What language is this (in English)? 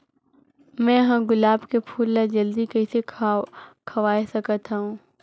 Chhattisgarhi